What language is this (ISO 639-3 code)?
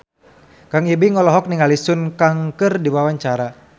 sun